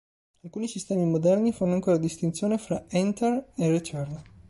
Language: Italian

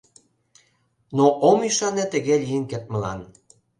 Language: Mari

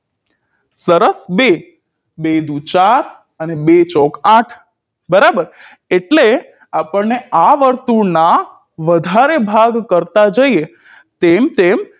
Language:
Gujarati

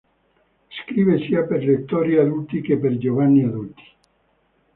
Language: Italian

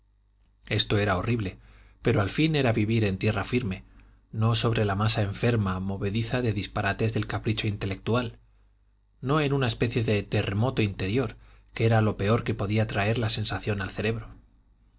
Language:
Spanish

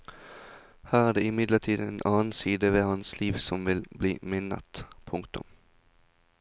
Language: Norwegian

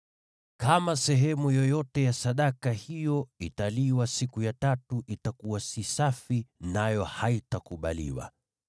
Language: Swahili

